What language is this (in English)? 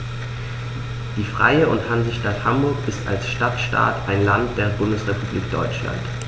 German